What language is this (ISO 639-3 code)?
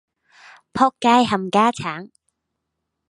yue